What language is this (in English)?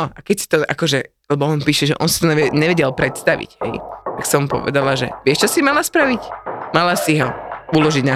Slovak